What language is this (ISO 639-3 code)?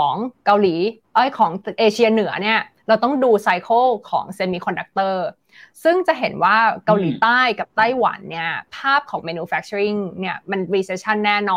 tha